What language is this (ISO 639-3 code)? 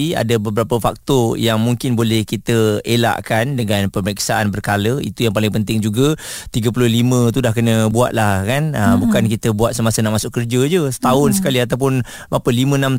msa